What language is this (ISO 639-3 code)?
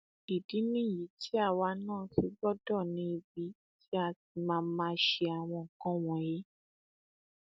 yor